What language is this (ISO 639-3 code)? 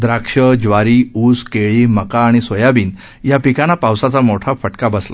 mar